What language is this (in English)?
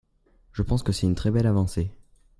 French